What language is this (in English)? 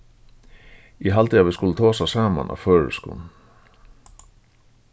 Faroese